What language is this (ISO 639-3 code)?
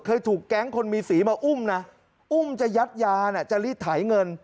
tha